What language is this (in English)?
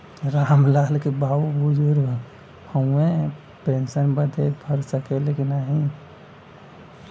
Bhojpuri